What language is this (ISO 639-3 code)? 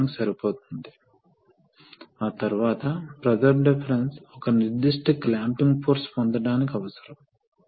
tel